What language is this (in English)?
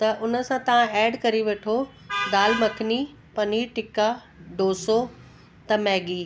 Sindhi